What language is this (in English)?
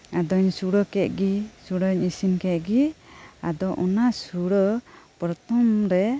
Santali